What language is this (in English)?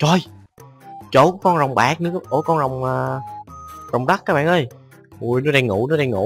Vietnamese